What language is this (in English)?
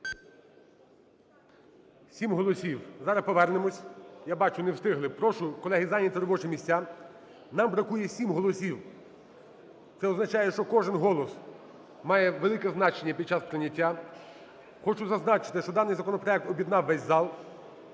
Ukrainian